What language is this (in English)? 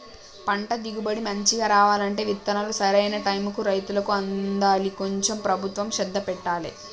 Telugu